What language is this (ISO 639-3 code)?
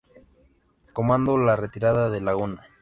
spa